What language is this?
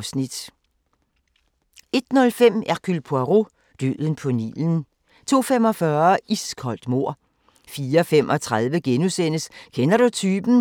Danish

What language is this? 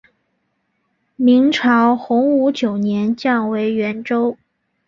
Chinese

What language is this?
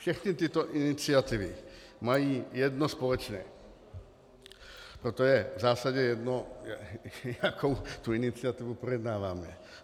Czech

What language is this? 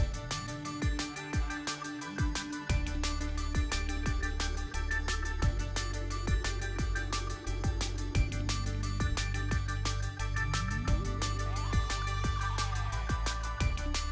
Indonesian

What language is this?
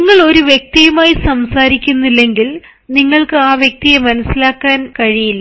Malayalam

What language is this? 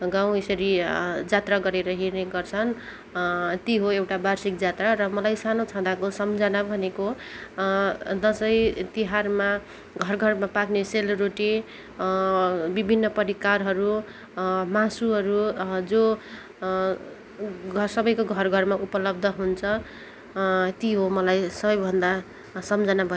Nepali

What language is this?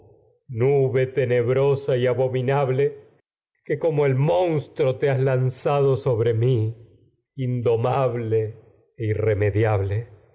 Spanish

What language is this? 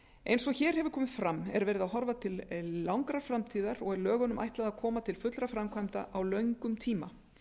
Icelandic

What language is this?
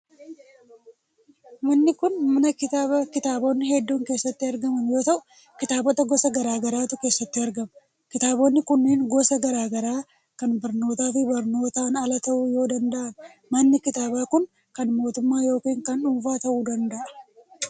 Oromo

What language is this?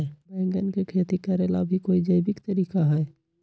Magahi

